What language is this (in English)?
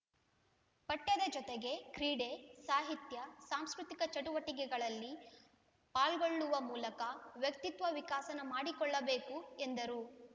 Kannada